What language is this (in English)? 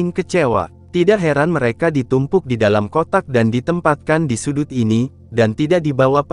Indonesian